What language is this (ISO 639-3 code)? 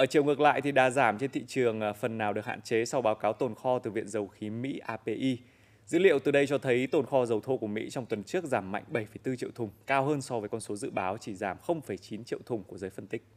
vie